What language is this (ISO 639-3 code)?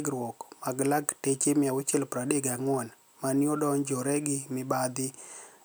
luo